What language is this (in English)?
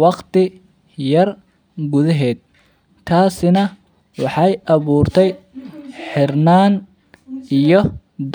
Somali